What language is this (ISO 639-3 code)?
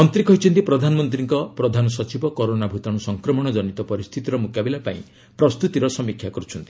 ori